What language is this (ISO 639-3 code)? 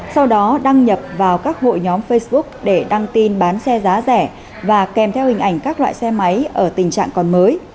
vie